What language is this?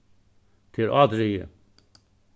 Faroese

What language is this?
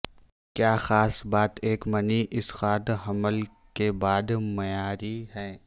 Urdu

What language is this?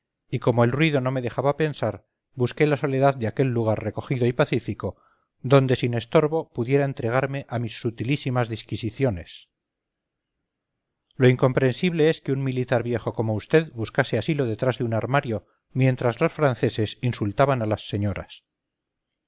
Spanish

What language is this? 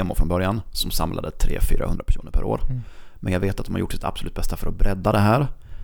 Swedish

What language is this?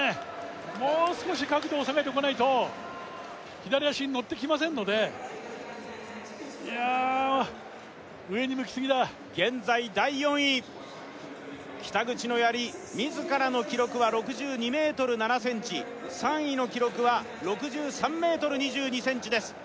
Japanese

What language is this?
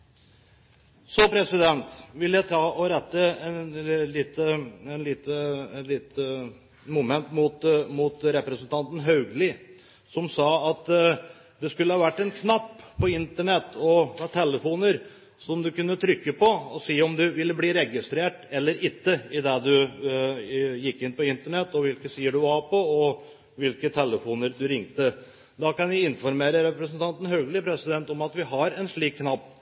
Norwegian Bokmål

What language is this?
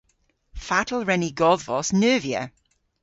Cornish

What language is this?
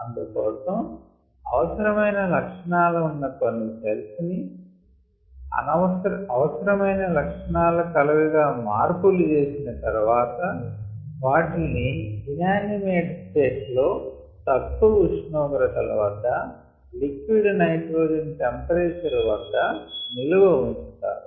Telugu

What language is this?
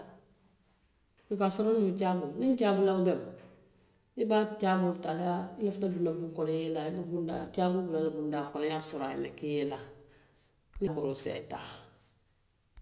Western Maninkakan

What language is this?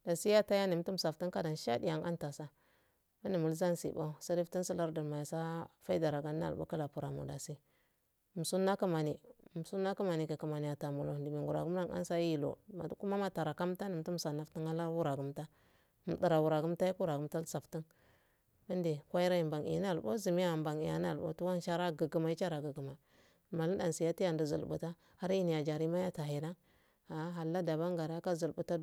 Afade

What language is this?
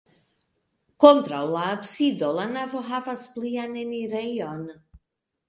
Esperanto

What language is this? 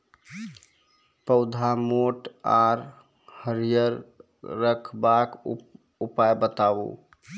Maithili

